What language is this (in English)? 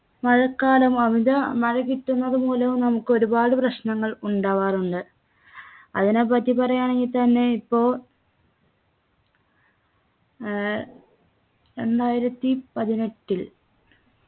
Malayalam